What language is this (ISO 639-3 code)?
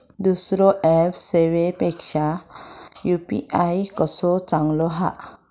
mar